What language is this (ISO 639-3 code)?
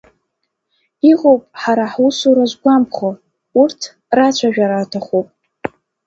abk